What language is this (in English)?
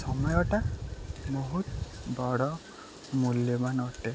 Odia